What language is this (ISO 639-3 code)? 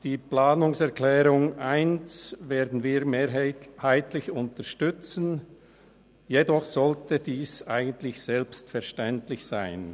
gsw